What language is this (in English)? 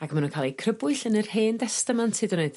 Welsh